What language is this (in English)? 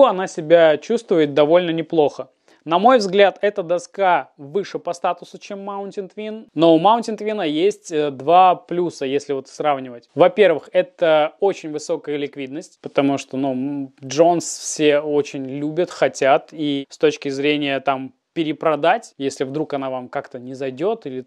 Russian